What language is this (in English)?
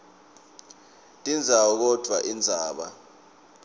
Swati